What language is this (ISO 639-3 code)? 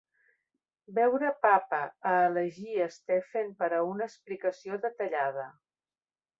cat